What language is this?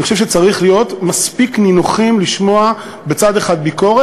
Hebrew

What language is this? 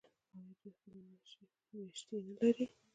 Pashto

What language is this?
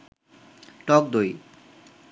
Bangla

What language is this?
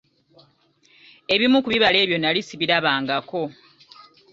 Ganda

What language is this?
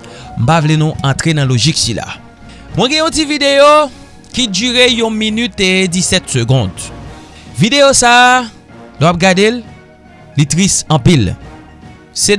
French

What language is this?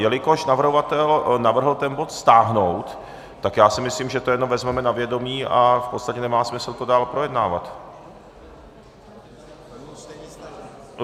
Czech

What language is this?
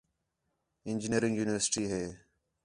Khetrani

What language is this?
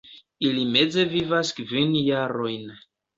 Esperanto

